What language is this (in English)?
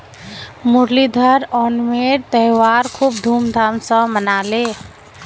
Magahi